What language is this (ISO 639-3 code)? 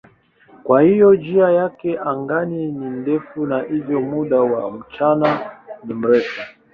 swa